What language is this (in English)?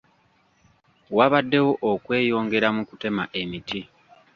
Ganda